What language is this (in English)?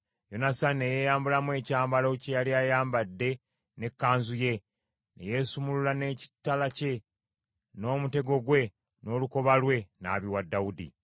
Ganda